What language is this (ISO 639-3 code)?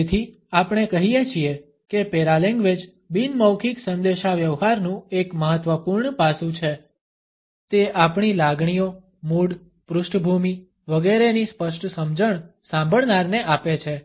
guj